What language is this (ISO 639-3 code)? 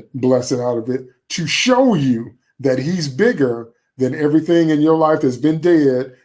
eng